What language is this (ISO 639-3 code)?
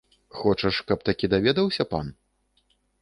bel